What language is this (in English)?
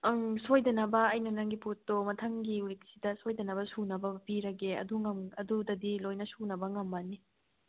Manipuri